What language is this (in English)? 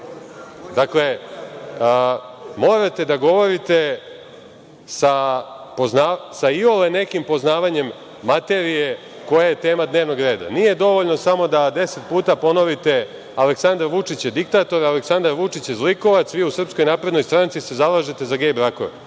Serbian